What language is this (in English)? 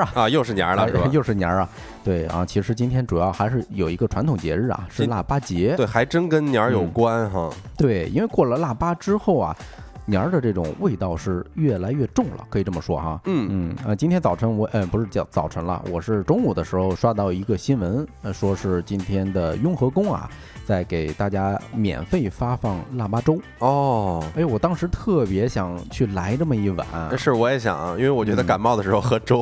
Chinese